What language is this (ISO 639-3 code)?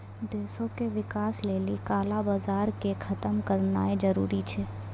mai